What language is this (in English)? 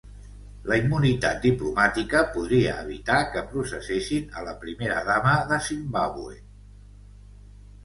Catalan